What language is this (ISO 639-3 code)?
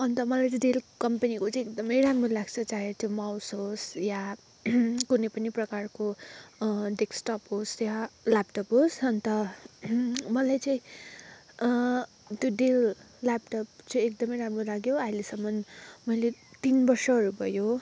nep